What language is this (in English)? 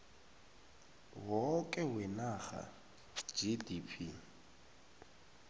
South Ndebele